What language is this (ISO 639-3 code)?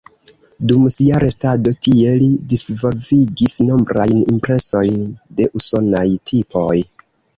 epo